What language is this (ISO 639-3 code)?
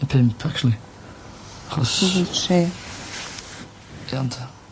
cym